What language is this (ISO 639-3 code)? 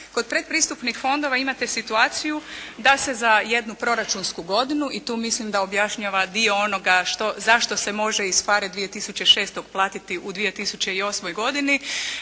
hrv